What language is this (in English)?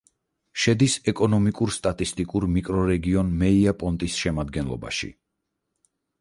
Georgian